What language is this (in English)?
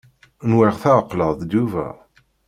Kabyle